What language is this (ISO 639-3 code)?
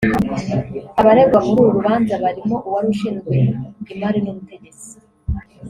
kin